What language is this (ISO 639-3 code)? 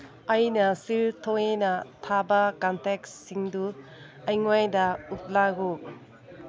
mni